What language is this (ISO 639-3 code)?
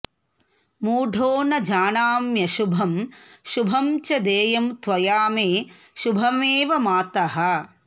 san